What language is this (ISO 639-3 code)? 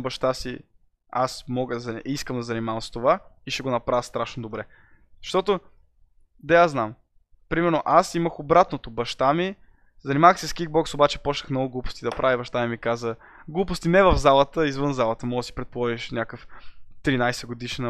bul